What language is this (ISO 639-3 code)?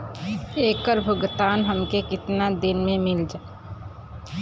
bho